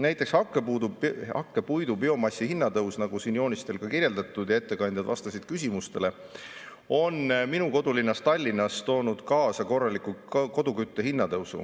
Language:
Estonian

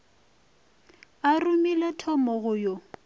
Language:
Northern Sotho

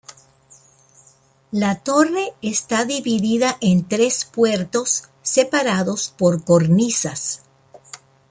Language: Spanish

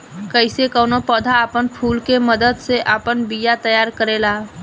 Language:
Bhojpuri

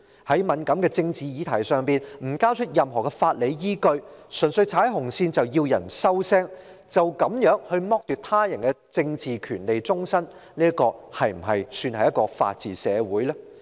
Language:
Cantonese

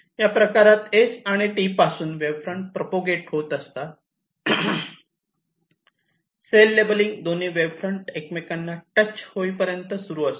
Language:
Marathi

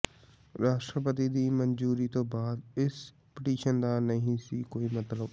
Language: Punjabi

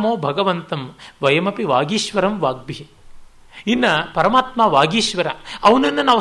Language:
Kannada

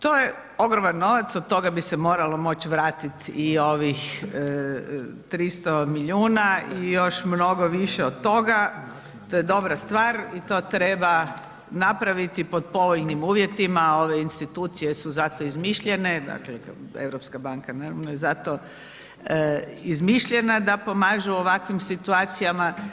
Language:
Croatian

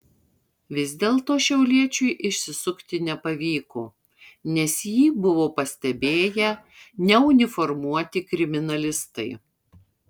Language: Lithuanian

